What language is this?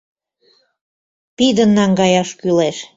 Mari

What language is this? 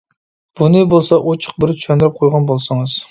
Uyghur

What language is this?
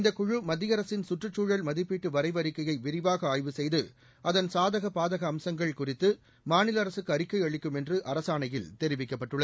Tamil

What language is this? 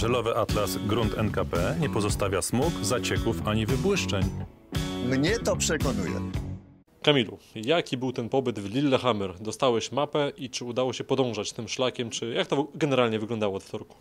Polish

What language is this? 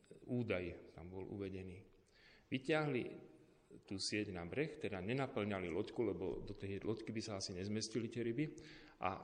Slovak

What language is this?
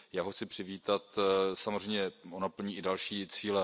Czech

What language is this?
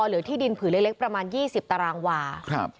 Thai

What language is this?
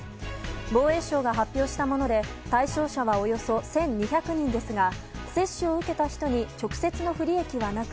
Japanese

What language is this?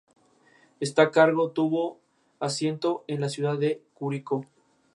Spanish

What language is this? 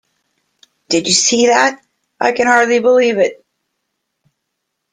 English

